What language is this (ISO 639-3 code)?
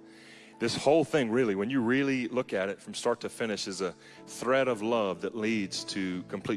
eng